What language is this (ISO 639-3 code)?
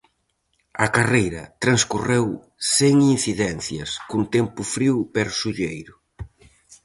glg